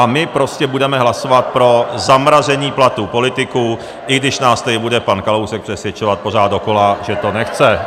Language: Czech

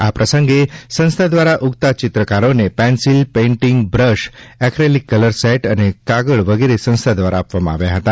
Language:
Gujarati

